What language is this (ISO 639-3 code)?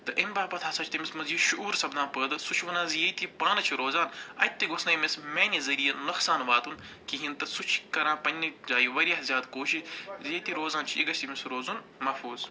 kas